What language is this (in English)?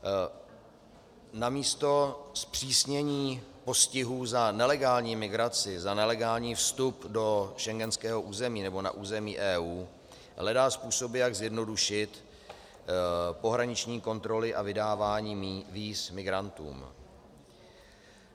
Czech